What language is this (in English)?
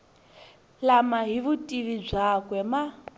Tsonga